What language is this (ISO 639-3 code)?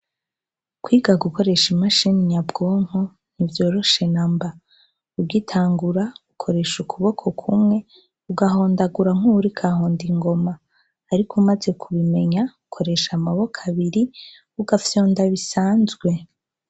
run